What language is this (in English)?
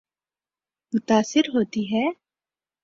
Urdu